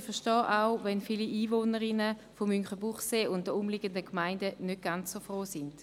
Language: Swiss German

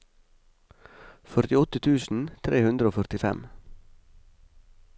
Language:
Norwegian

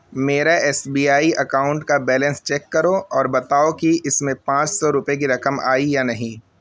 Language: Urdu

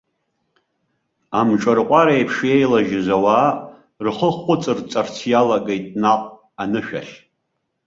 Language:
Abkhazian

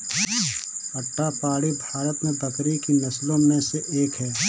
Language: Hindi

